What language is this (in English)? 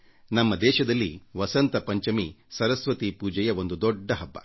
Kannada